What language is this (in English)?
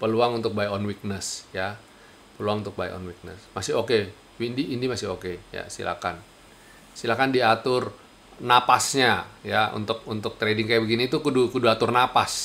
Indonesian